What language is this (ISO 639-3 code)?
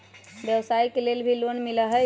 mag